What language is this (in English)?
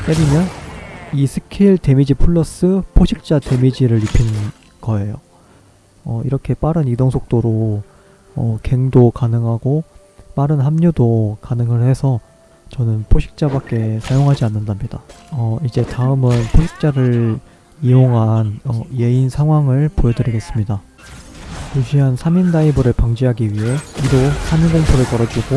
Korean